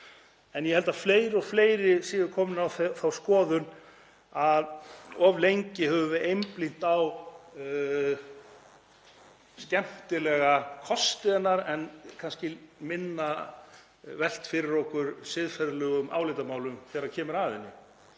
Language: Icelandic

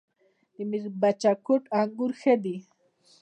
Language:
Pashto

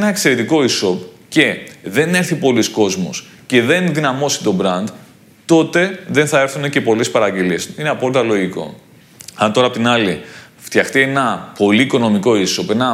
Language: Greek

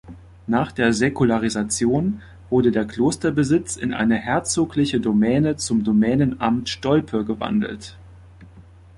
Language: German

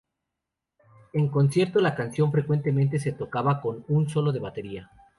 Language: Spanish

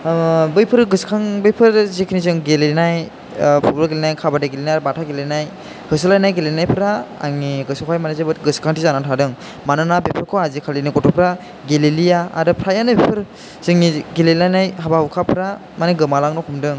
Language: Bodo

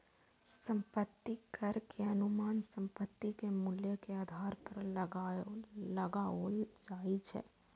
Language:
Maithili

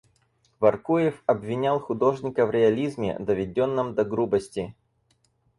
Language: Russian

